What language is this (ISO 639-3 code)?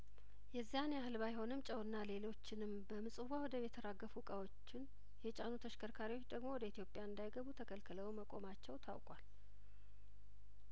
amh